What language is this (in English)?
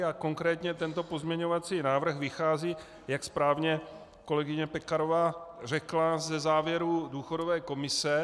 Czech